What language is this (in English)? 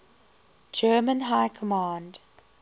English